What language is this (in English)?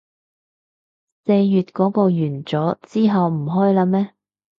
Cantonese